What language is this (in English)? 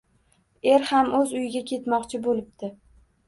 Uzbek